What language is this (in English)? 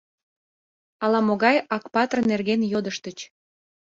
Mari